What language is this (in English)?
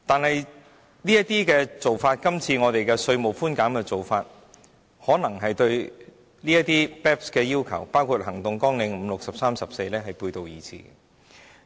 Cantonese